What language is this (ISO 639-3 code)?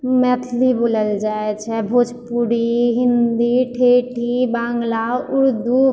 mai